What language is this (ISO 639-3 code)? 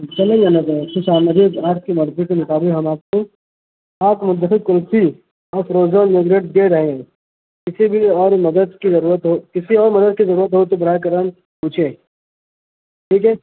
urd